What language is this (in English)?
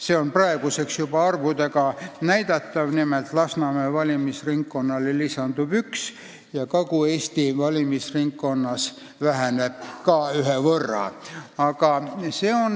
Estonian